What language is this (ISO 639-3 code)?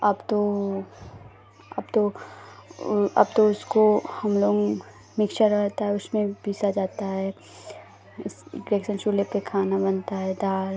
hin